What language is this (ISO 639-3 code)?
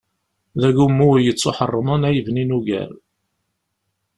kab